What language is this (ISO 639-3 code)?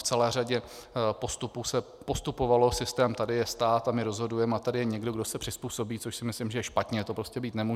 ces